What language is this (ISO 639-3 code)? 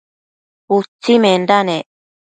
mcf